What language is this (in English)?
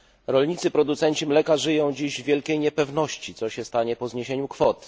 Polish